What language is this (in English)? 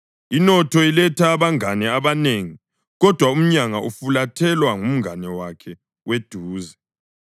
North Ndebele